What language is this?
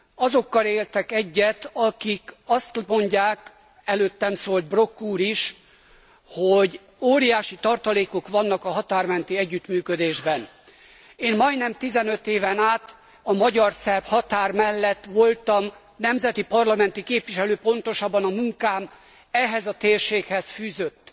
Hungarian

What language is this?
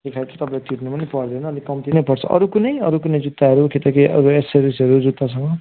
Nepali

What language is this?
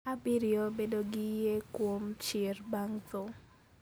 Luo (Kenya and Tanzania)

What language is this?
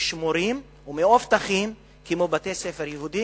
Hebrew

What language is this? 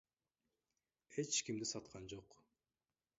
Kyrgyz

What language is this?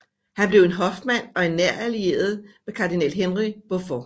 Danish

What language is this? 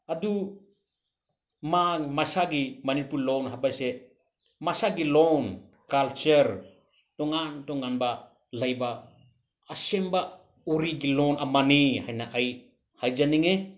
Manipuri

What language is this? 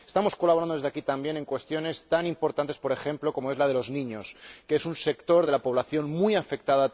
Spanish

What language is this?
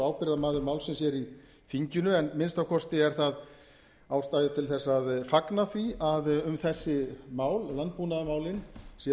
Icelandic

